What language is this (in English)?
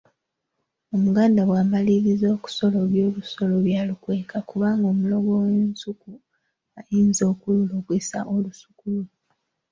Ganda